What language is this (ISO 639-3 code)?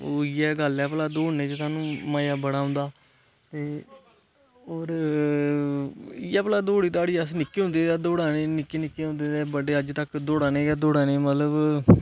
doi